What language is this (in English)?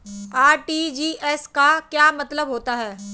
Hindi